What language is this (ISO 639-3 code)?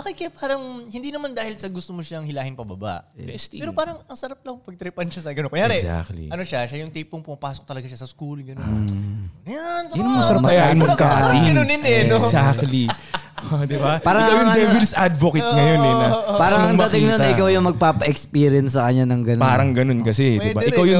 fil